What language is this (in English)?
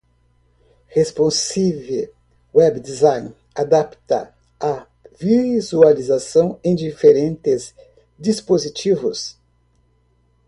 Portuguese